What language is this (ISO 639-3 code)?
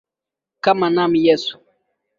swa